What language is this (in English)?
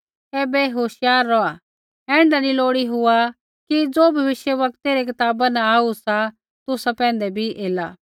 Kullu Pahari